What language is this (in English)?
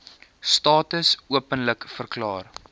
Afrikaans